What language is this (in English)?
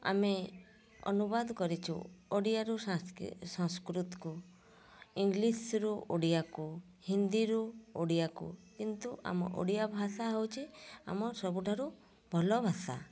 Odia